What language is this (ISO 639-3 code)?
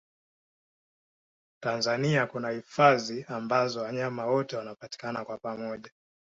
swa